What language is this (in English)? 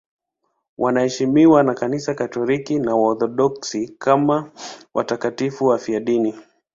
Swahili